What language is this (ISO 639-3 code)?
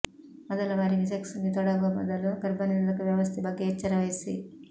kan